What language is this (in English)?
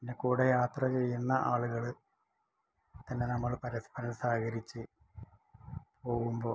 Malayalam